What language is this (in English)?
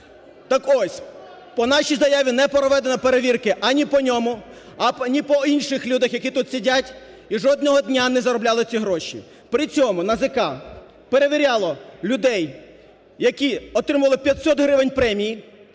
Ukrainian